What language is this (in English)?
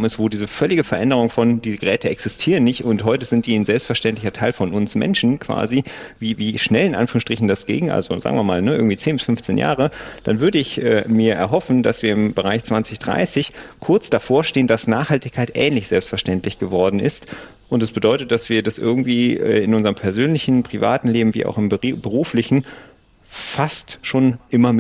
German